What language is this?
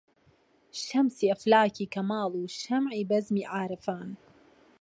Central Kurdish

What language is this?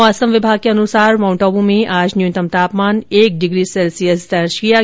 Hindi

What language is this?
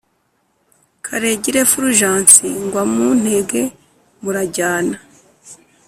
Kinyarwanda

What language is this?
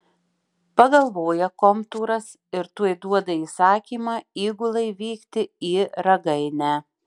Lithuanian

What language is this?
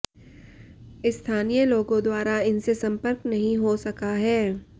Hindi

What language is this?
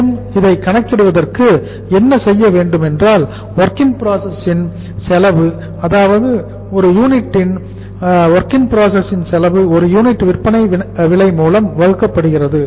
Tamil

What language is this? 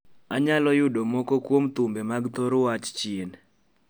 Luo (Kenya and Tanzania)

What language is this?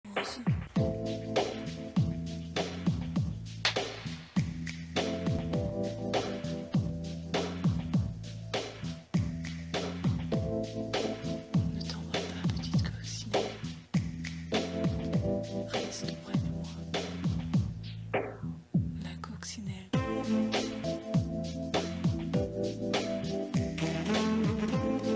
Dutch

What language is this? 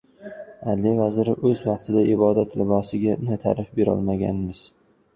Uzbek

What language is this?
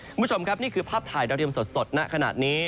Thai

